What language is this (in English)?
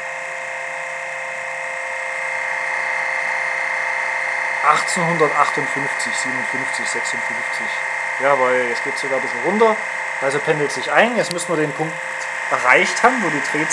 German